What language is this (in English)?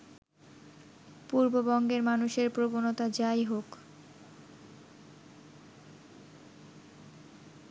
Bangla